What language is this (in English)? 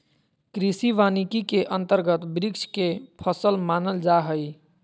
Magahi